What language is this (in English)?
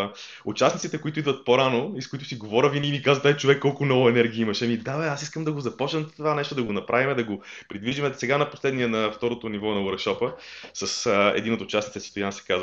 Bulgarian